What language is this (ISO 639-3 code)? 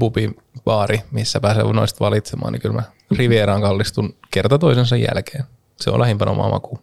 fin